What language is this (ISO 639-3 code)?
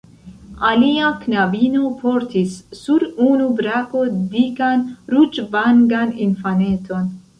epo